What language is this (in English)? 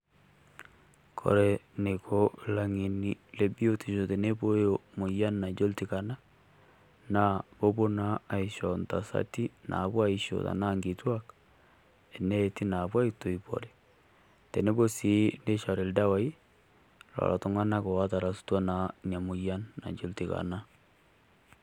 Masai